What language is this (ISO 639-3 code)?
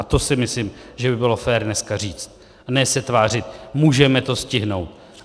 ces